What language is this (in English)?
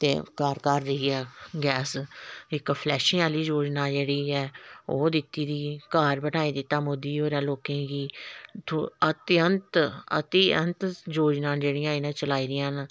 Dogri